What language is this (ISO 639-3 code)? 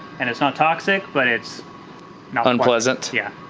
eng